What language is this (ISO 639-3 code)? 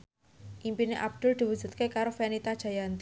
jav